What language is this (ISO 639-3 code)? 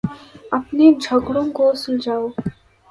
urd